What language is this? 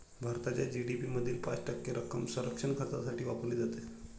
Marathi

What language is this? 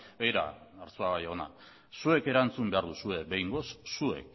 Basque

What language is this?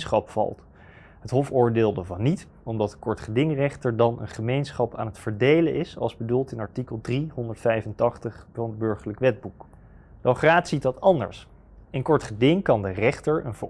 Dutch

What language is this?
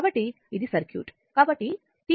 Telugu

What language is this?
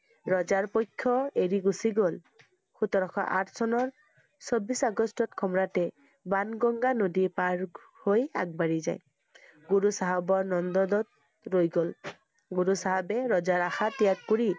Assamese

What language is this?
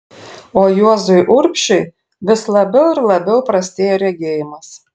Lithuanian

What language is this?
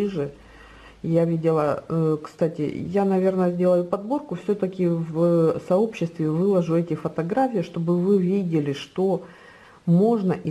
Russian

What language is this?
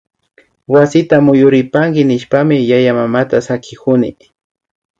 Imbabura Highland Quichua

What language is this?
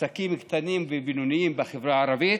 Hebrew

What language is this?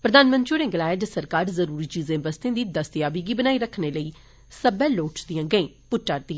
Dogri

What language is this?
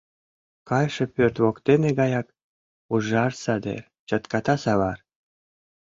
Mari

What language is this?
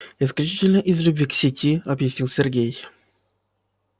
Russian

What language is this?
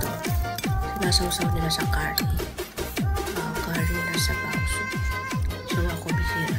Filipino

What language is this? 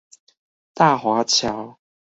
Chinese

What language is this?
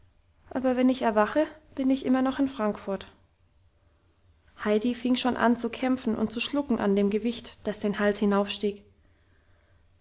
German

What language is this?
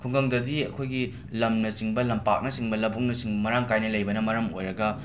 Manipuri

